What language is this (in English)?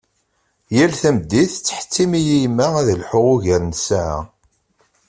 Kabyle